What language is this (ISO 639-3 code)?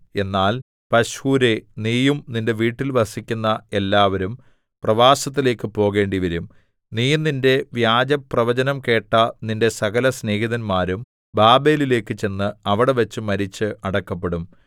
mal